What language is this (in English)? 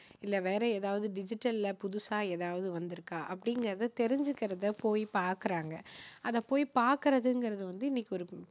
Tamil